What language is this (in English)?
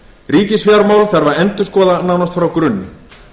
Icelandic